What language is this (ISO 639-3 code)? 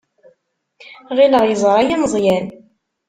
kab